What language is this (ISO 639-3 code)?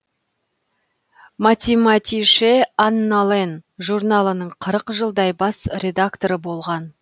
kaz